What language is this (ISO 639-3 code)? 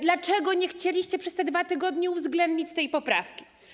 pol